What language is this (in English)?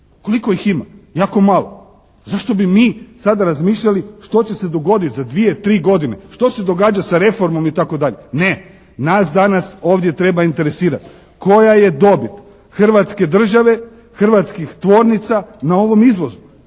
Croatian